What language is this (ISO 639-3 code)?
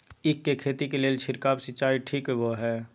mai